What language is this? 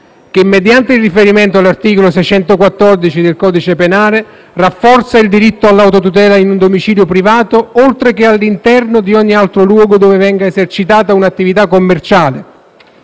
Italian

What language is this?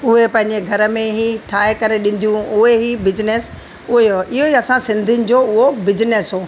Sindhi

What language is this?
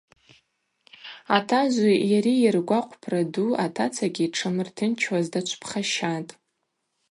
Abaza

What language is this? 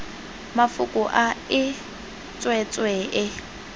Tswana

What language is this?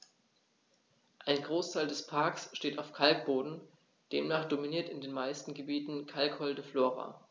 German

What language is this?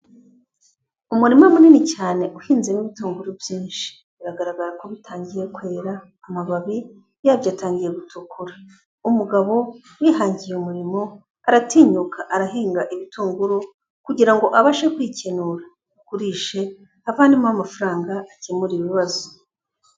Kinyarwanda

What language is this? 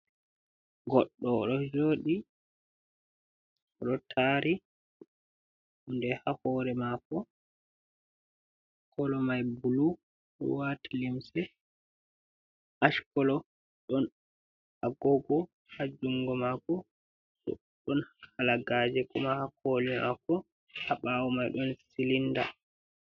Fula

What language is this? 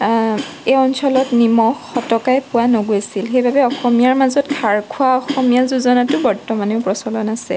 Assamese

